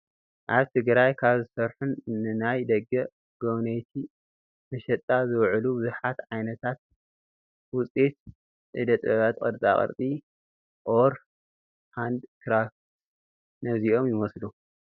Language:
Tigrinya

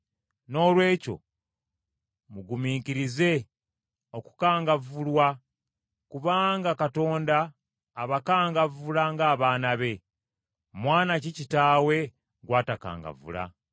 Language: Ganda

